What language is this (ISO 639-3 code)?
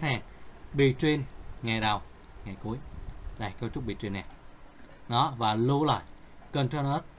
vie